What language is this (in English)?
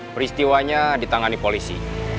Indonesian